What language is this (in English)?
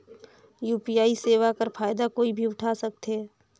Chhattisgarhi